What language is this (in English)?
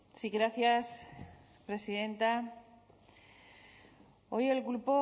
Spanish